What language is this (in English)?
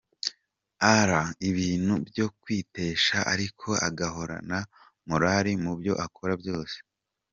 Kinyarwanda